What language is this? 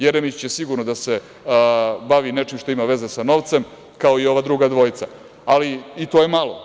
Serbian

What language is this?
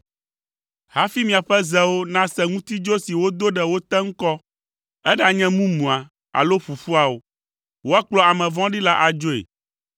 Ewe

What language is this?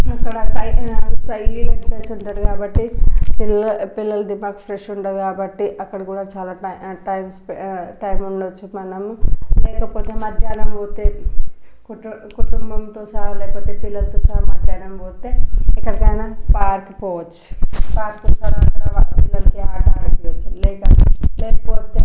Telugu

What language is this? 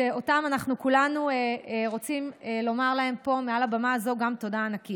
Hebrew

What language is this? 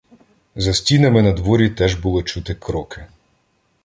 Ukrainian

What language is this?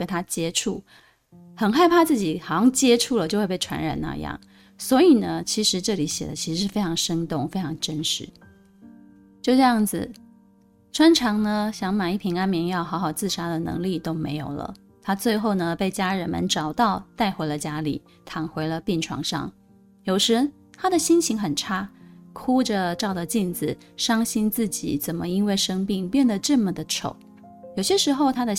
Chinese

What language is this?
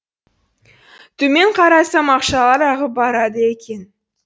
Kazakh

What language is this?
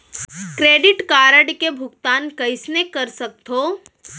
Chhattisgarhi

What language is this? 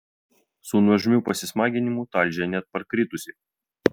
Lithuanian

